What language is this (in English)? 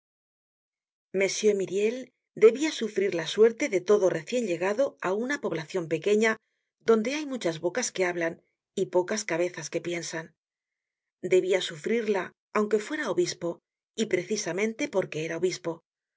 Spanish